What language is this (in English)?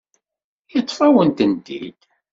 Kabyle